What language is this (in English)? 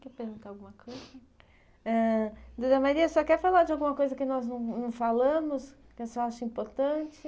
Portuguese